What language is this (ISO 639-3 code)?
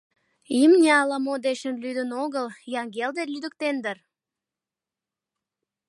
chm